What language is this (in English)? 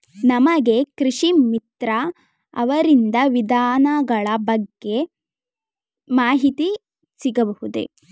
Kannada